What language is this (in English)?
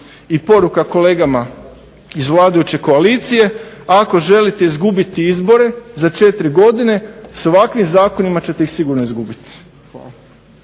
Croatian